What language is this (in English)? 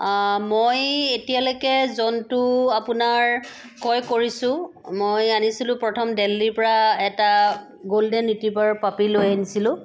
Assamese